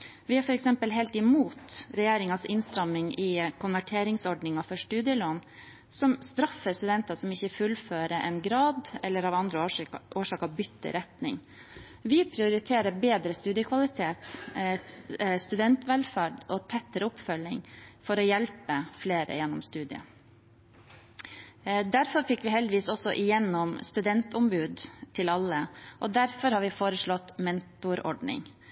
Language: Norwegian Bokmål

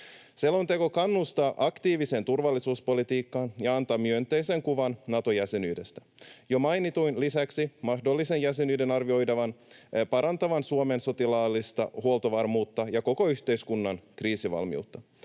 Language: Finnish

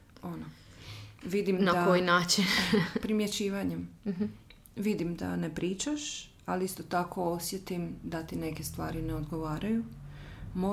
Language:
Croatian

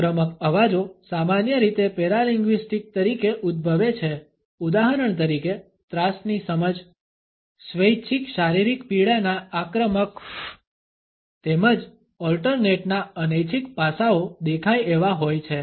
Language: Gujarati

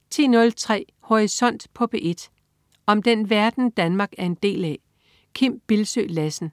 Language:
Danish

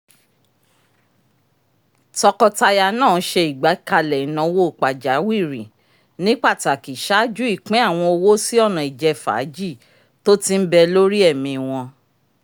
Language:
Yoruba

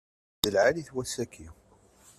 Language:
Kabyle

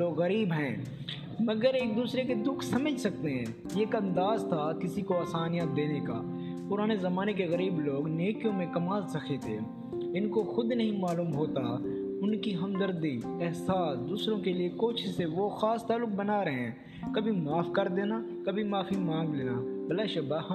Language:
Urdu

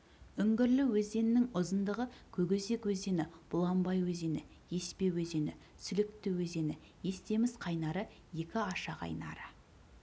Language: Kazakh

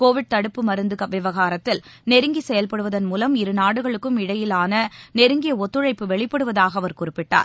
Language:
Tamil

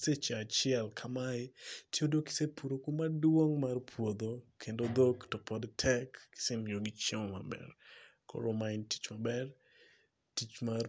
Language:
Luo (Kenya and Tanzania)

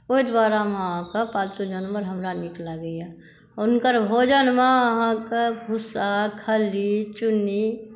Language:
Maithili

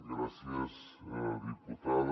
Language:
Catalan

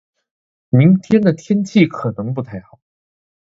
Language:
Chinese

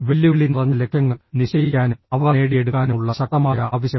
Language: Malayalam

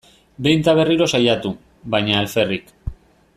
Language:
Basque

